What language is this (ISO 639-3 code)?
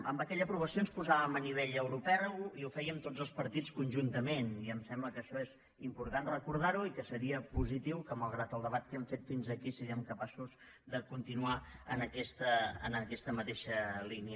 cat